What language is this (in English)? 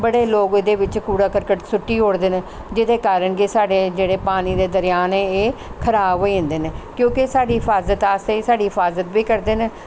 Dogri